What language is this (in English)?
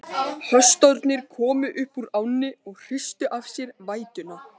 Icelandic